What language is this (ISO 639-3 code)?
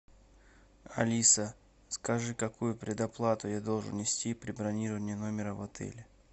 rus